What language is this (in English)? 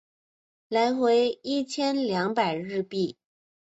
Chinese